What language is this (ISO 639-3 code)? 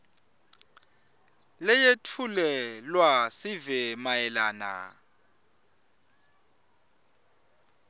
ssw